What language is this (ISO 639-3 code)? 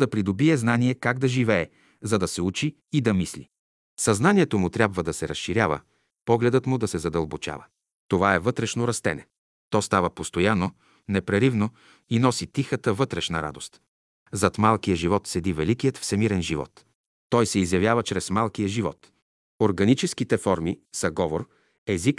bul